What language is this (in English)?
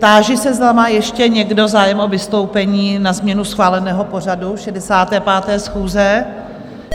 Czech